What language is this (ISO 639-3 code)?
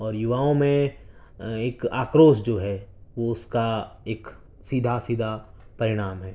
urd